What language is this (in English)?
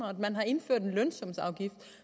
Danish